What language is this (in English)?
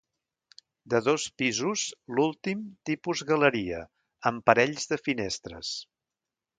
Catalan